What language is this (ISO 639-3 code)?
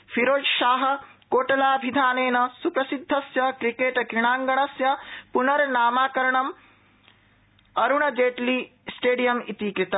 san